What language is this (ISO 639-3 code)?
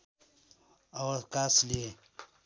nep